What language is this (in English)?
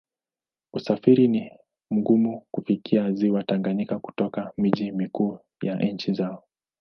Swahili